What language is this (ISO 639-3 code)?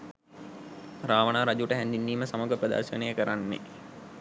sin